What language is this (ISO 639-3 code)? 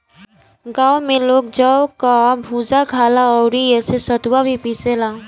bho